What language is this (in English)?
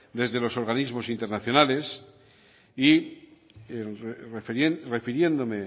Spanish